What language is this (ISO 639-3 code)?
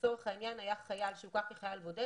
heb